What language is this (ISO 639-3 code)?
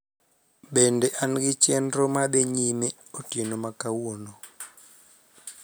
luo